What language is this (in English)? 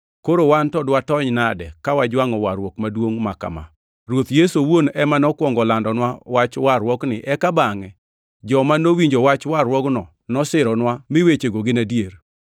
Luo (Kenya and Tanzania)